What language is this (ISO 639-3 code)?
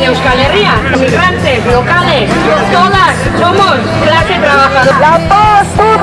spa